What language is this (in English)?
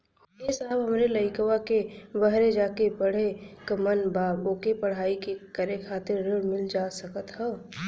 Bhojpuri